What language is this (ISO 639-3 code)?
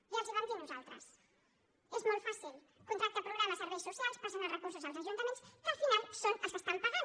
cat